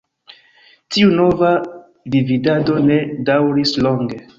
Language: Esperanto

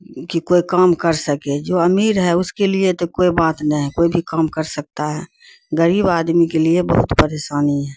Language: Urdu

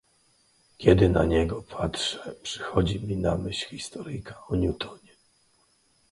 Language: Polish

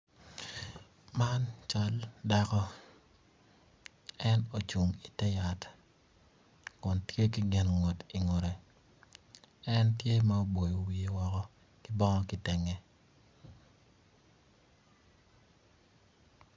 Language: Acoli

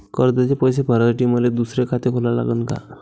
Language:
Marathi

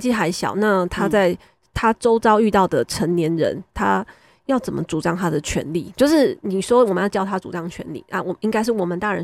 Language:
Chinese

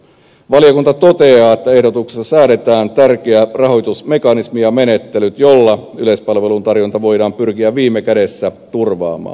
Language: Finnish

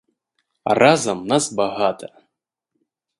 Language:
Belarusian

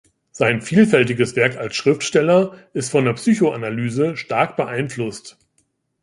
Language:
German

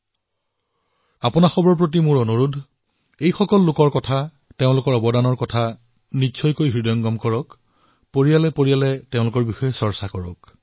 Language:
Assamese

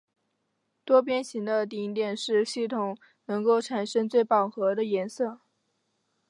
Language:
Chinese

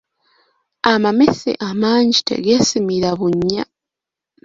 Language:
Ganda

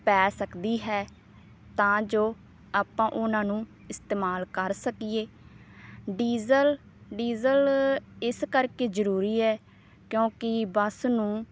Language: Punjabi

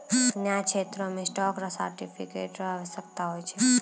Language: Maithili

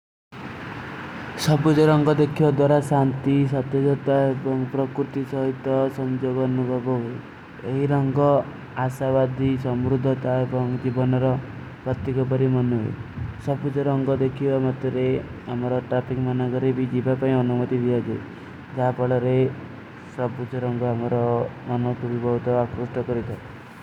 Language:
Kui (India)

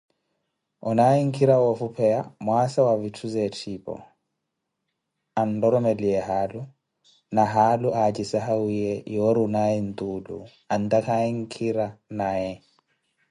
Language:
Koti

